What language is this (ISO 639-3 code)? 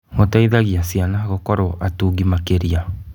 kik